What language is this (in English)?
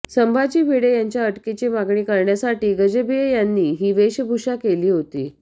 Marathi